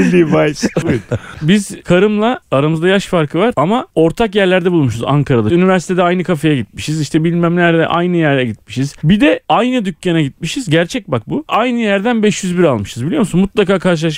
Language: Turkish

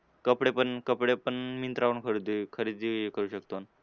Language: Marathi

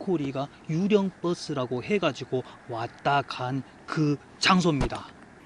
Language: Korean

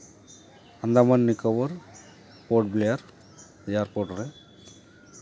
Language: Santali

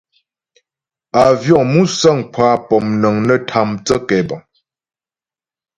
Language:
Ghomala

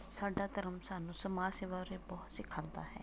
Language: Punjabi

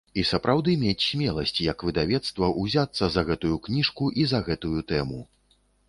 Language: Belarusian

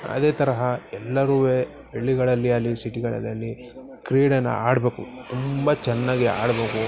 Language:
Kannada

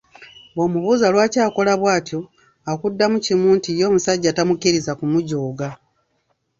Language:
Ganda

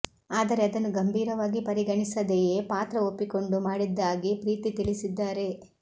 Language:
Kannada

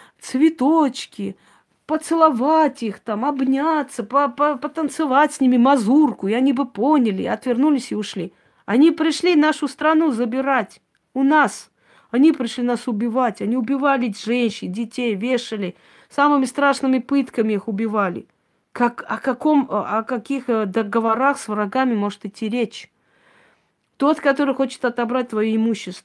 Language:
Russian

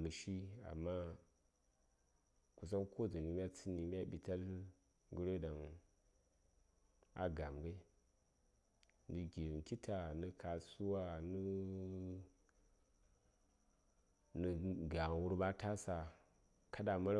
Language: Saya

